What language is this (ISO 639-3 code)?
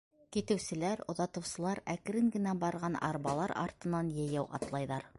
bak